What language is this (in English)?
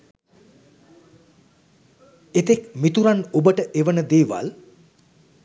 Sinhala